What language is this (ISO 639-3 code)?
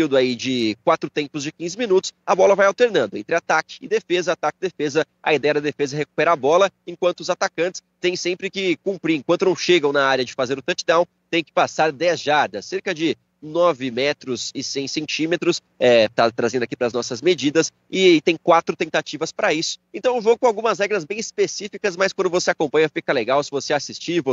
por